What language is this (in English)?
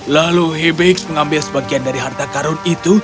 Indonesian